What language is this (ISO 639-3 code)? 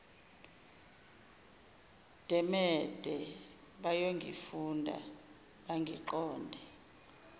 zul